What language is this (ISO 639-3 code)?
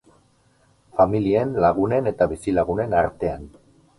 eus